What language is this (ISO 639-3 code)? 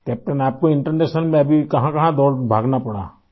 urd